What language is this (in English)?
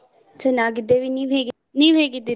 Kannada